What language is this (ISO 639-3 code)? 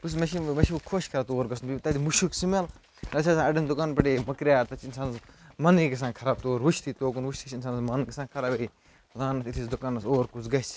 kas